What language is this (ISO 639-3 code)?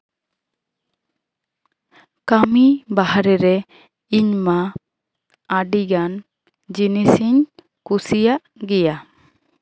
sat